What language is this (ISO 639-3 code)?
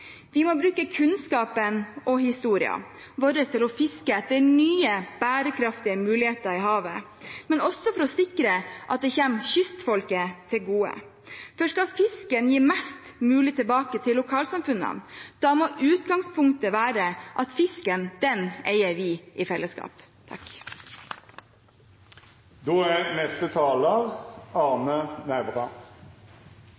nob